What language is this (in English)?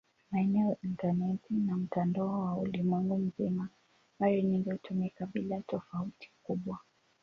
Swahili